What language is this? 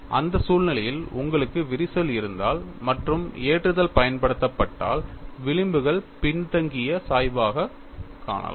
Tamil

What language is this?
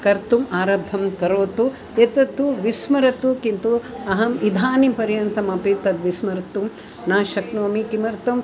Sanskrit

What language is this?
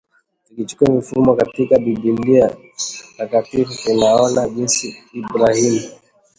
Swahili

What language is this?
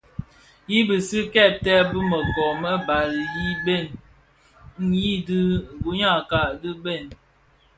Bafia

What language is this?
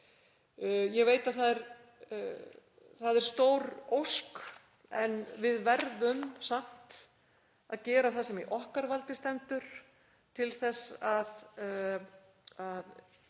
Icelandic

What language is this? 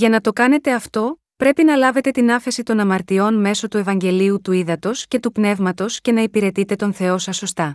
Greek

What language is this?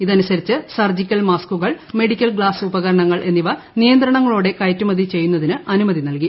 Malayalam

